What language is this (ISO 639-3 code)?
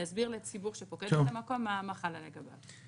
heb